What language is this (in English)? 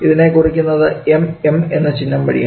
Malayalam